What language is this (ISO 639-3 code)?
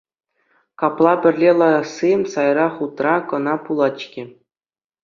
chv